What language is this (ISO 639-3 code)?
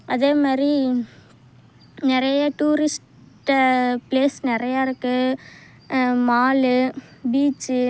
tam